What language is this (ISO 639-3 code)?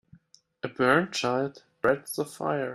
eng